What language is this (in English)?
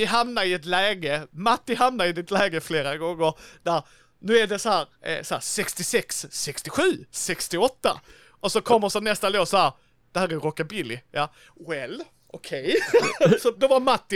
Swedish